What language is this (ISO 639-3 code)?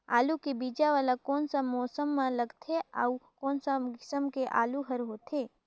hne